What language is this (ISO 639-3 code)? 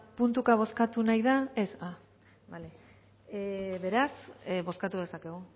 eus